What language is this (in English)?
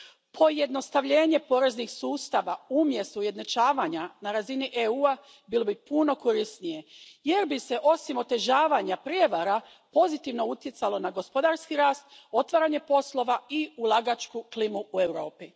Croatian